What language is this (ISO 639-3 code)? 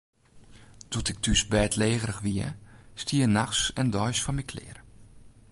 fry